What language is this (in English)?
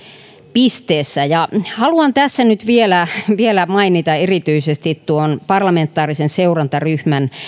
Finnish